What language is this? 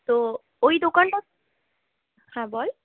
Bangla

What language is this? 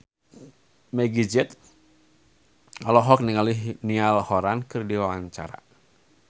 Sundanese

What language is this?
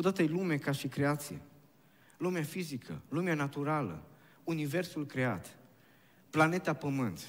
Romanian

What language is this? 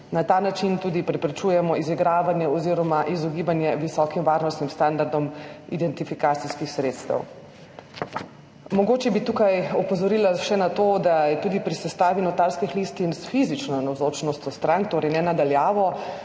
Slovenian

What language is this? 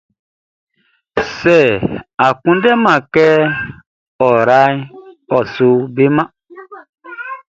Baoulé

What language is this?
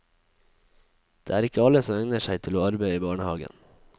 Norwegian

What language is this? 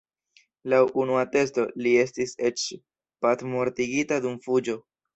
Esperanto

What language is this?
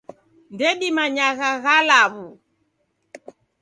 Taita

